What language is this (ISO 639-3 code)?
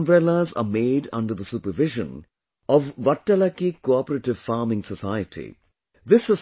eng